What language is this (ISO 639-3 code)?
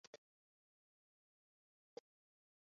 zho